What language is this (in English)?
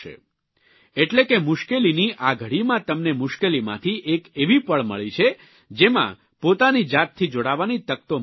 Gujarati